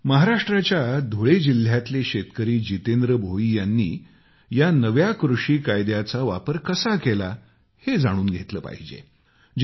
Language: Marathi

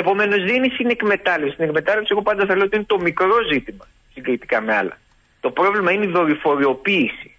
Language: Greek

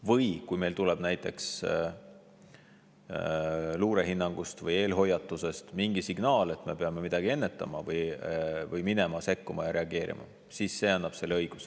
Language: Estonian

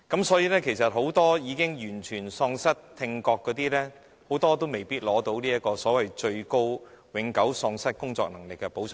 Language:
Cantonese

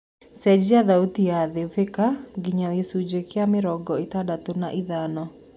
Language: Kikuyu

